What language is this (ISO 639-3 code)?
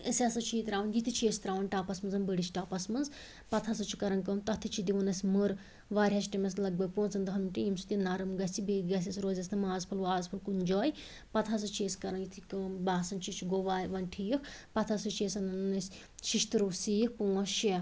kas